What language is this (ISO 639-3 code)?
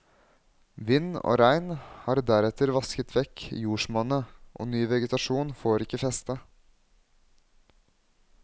nor